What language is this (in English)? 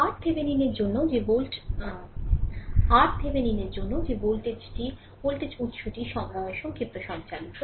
Bangla